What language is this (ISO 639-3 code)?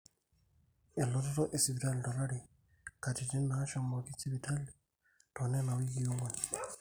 mas